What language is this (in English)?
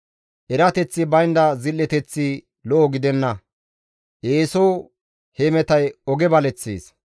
Gamo